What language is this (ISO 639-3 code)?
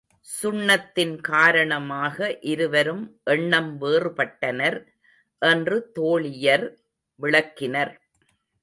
tam